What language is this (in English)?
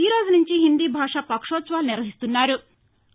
Telugu